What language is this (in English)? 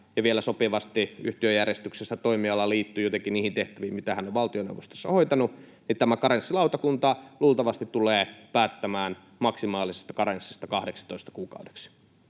Finnish